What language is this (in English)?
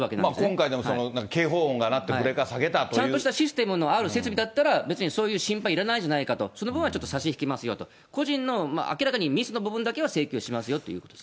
Japanese